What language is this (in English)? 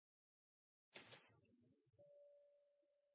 Norwegian Bokmål